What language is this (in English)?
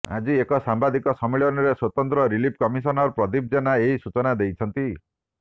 Odia